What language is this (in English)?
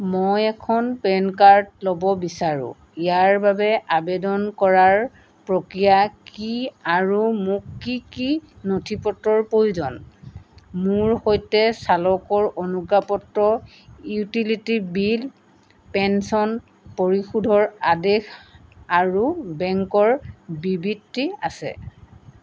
Assamese